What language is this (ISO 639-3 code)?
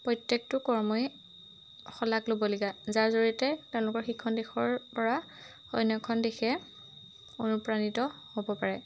asm